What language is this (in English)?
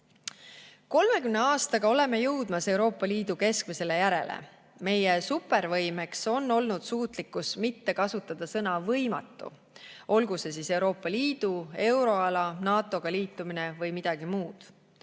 Estonian